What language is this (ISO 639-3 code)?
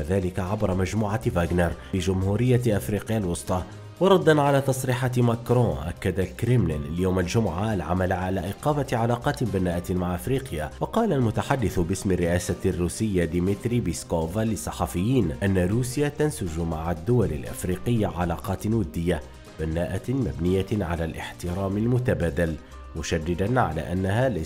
ara